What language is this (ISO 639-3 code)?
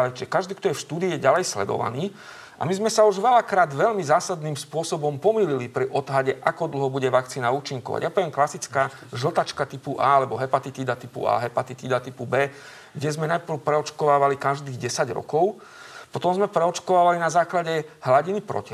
slk